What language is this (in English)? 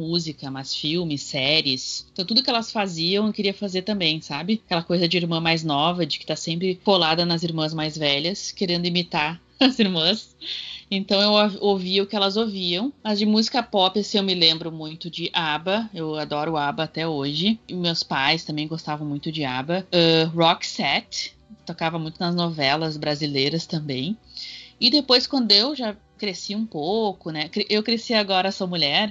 Portuguese